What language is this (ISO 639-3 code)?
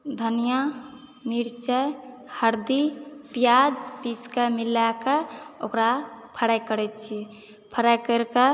mai